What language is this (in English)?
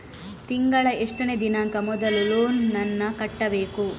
Kannada